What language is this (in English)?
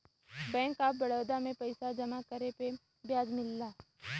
Bhojpuri